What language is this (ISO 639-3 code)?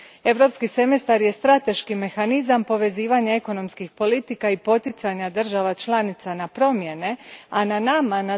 hrv